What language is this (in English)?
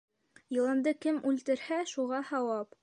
Bashkir